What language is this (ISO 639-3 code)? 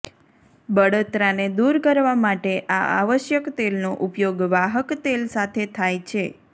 guj